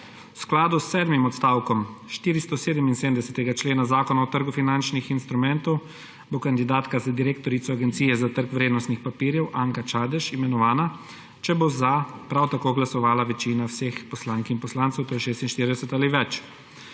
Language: Slovenian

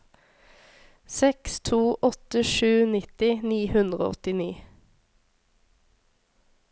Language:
Norwegian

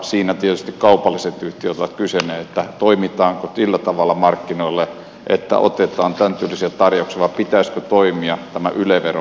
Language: Finnish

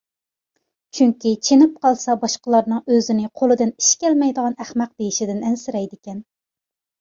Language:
Uyghur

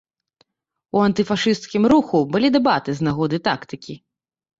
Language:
Belarusian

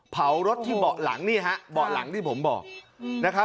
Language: Thai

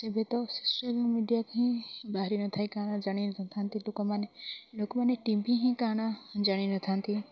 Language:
Odia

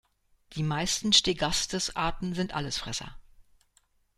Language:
German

